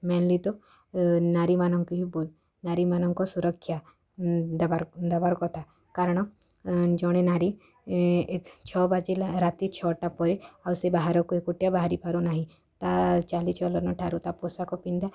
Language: Odia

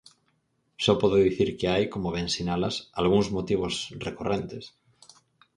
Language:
Galician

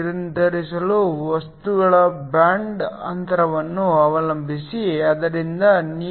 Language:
Kannada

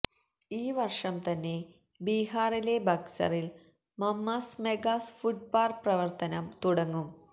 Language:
Malayalam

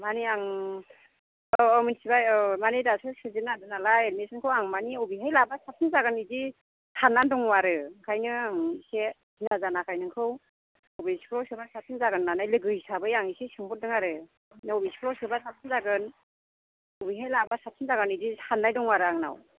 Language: Bodo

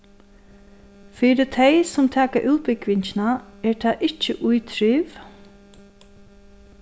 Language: Faroese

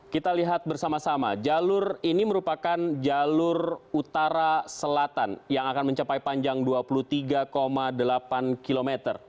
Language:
Indonesian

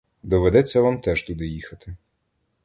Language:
Ukrainian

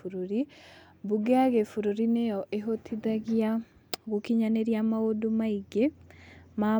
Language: Kikuyu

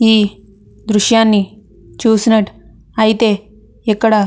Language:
Telugu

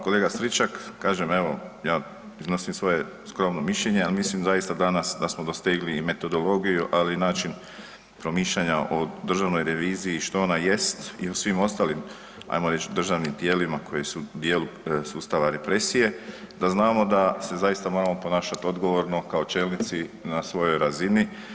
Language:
Croatian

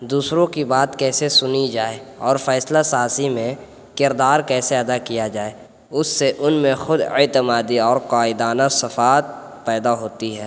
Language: Urdu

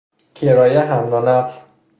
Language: Persian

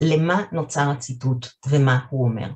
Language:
Hebrew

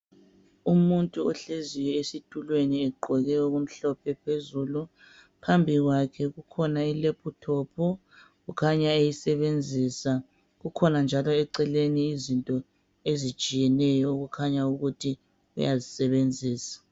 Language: North Ndebele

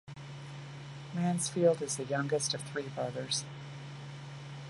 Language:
English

